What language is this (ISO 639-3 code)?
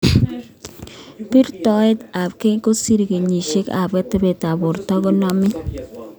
kln